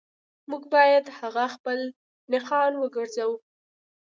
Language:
Pashto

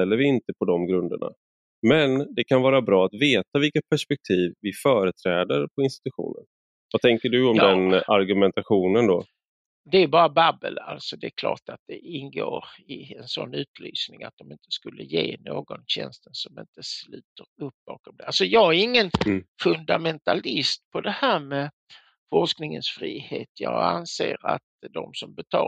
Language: Swedish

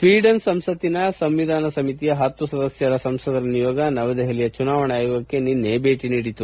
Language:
Kannada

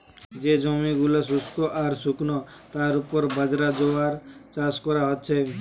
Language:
Bangla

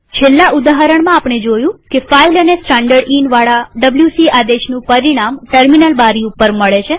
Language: Gujarati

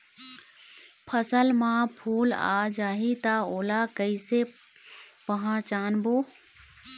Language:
Chhattisgarhi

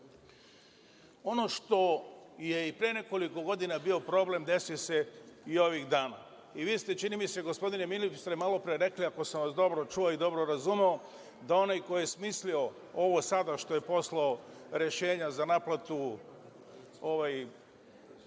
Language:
Serbian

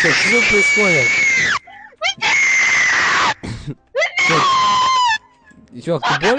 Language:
Russian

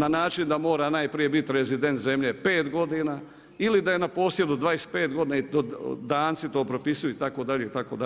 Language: Croatian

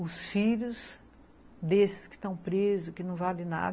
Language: Portuguese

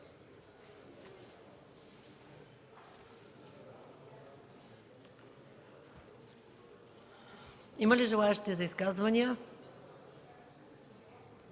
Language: Bulgarian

